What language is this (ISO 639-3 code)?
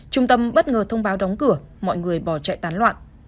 vie